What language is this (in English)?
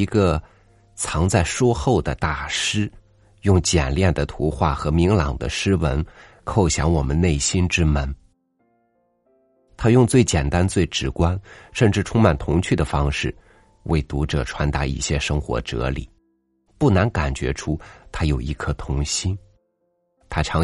Chinese